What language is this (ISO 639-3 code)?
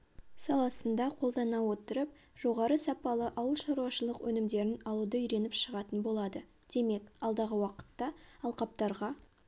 kaz